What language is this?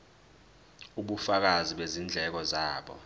Zulu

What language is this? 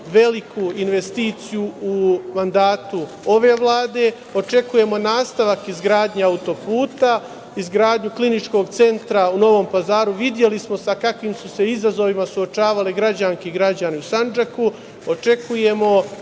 Serbian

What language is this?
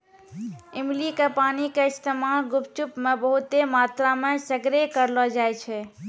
Maithili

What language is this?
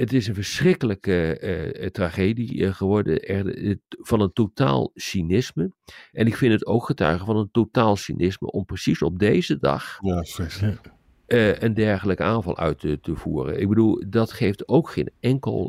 Dutch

